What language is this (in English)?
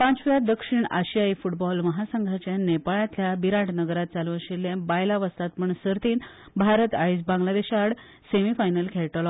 Konkani